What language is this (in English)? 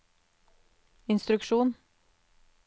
Norwegian